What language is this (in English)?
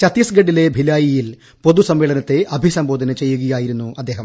Malayalam